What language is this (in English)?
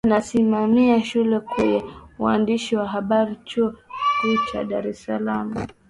Swahili